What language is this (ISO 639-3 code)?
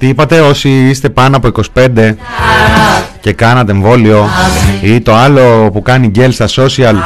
ell